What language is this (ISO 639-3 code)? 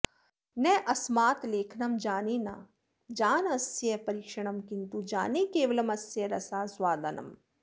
san